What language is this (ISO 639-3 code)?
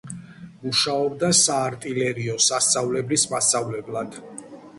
kat